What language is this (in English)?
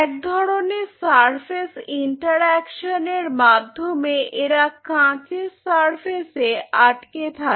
Bangla